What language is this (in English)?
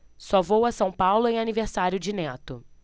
Portuguese